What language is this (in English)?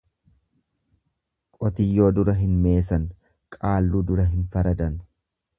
Oromo